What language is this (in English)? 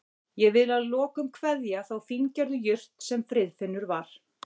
Icelandic